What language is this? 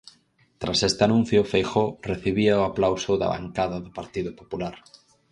Galician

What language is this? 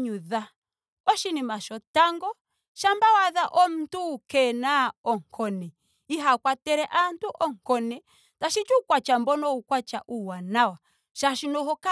Ndonga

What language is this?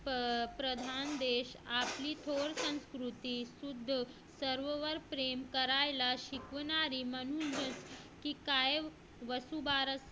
Marathi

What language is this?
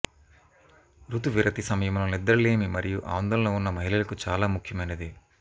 Telugu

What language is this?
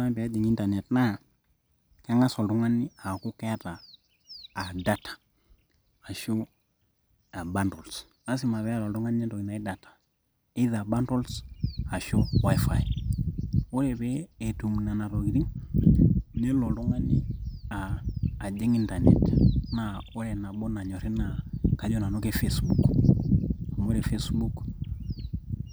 Masai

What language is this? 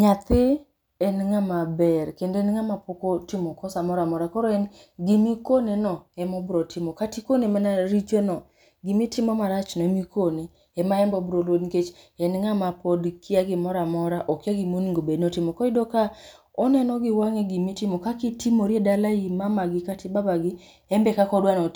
Luo (Kenya and Tanzania)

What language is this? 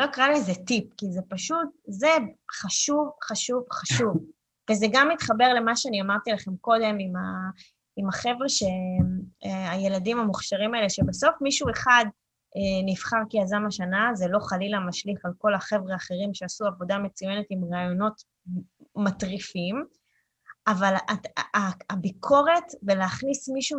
Hebrew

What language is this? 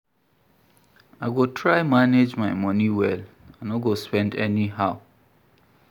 Nigerian Pidgin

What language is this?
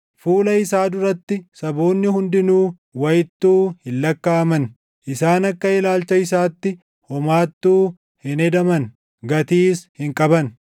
Oromo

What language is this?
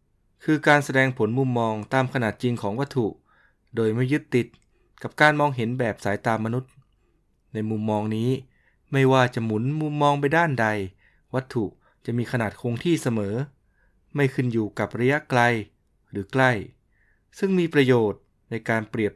Thai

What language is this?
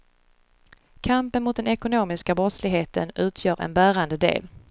Swedish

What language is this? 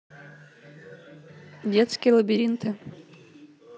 Russian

